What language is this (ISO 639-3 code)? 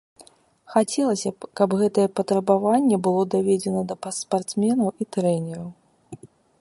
bel